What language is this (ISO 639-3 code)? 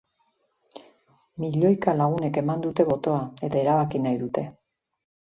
eus